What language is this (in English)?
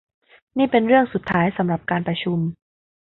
Thai